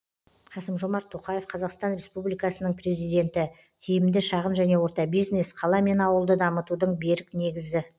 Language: Kazakh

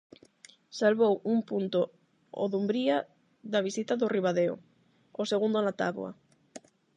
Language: Galician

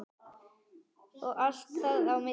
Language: Icelandic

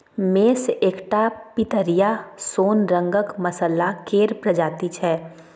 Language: Maithili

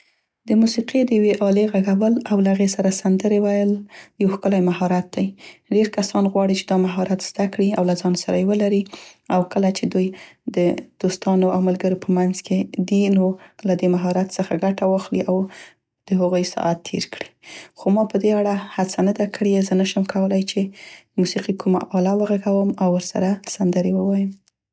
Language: Central Pashto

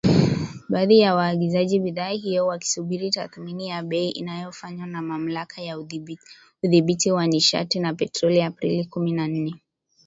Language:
Swahili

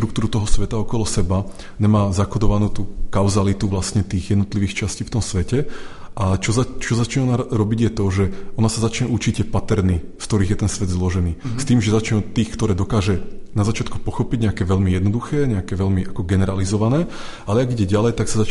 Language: Czech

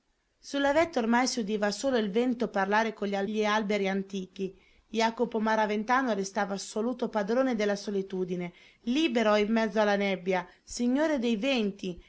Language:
Italian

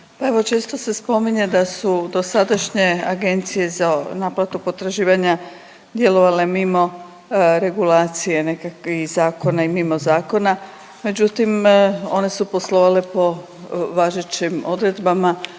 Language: Croatian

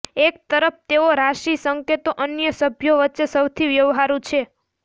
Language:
Gujarati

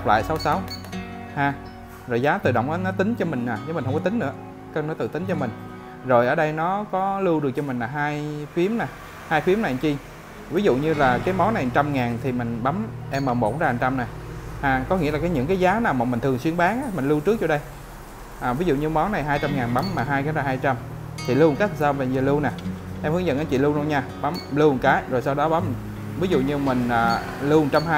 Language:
Vietnamese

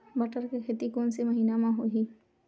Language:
Chhattisgarhi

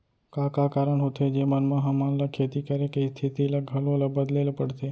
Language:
Chhattisgarhi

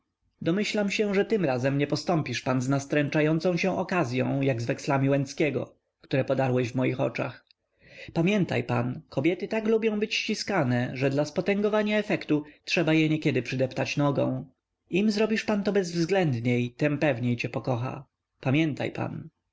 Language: Polish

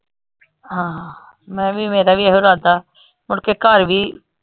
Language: Punjabi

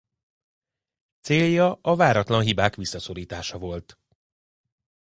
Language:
Hungarian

